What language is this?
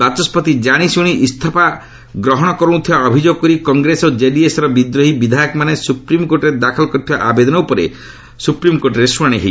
Odia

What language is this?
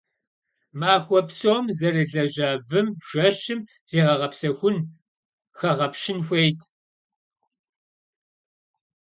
Kabardian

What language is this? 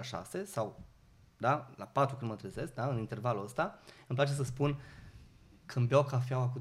Romanian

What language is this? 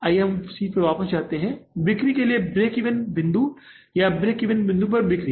Hindi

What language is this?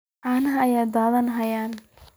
Somali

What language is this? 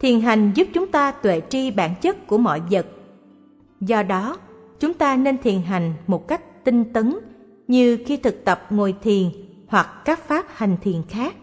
Vietnamese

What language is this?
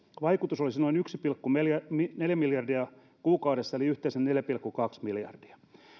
Finnish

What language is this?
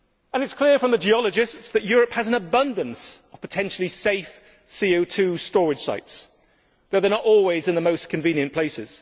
English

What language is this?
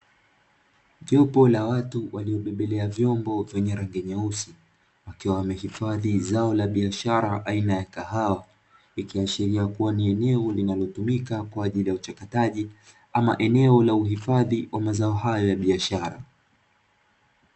Swahili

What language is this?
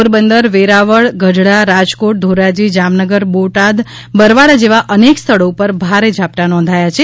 Gujarati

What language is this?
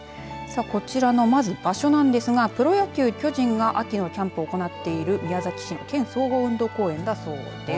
Japanese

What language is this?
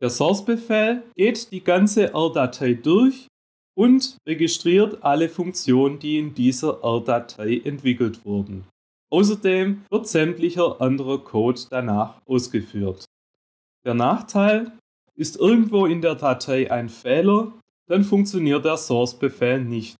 German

